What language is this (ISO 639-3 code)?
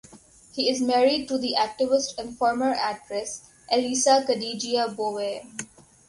eng